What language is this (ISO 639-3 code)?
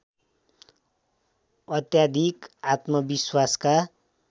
nep